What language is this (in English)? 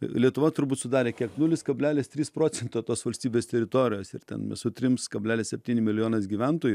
Lithuanian